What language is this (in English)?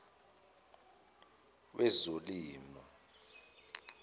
Zulu